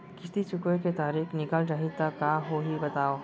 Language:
Chhattisgarhi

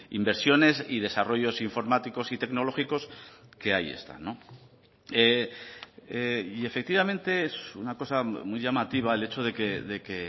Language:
Spanish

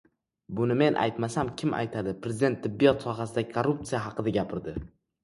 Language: Uzbek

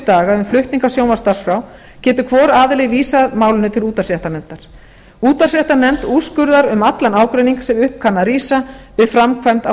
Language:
Icelandic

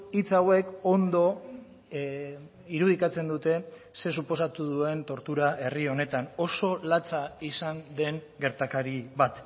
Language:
Basque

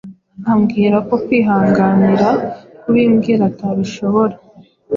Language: Kinyarwanda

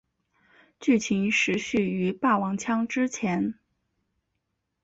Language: Chinese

